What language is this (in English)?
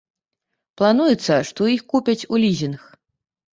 Belarusian